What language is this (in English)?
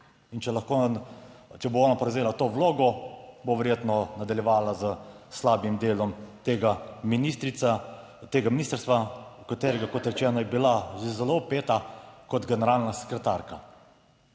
Slovenian